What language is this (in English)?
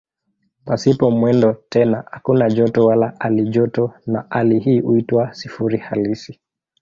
Swahili